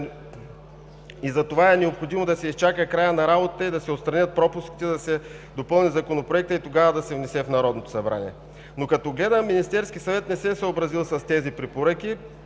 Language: Bulgarian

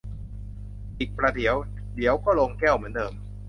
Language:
Thai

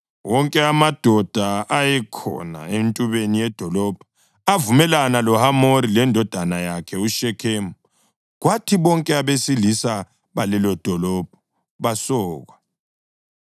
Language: North Ndebele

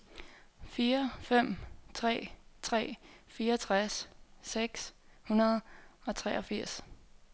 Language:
Danish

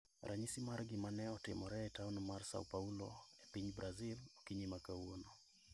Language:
Luo (Kenya and Tanzania)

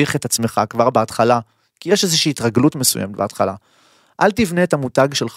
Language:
Hebrew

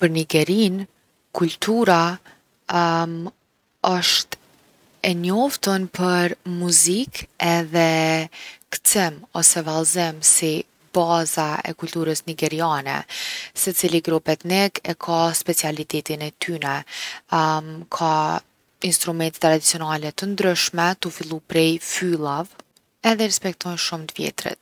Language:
Gheg Albanian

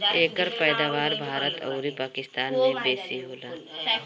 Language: Bhojpuri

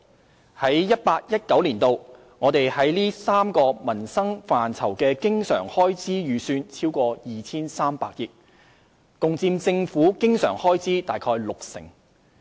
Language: Cantonese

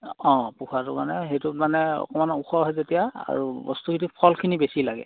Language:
Assamese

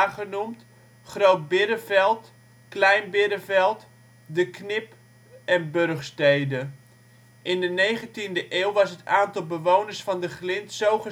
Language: Dutch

